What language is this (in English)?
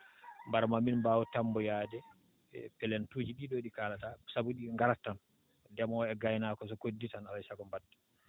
Fula